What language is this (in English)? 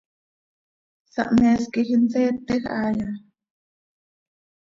Seri